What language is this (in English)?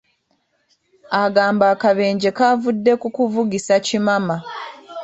Ganda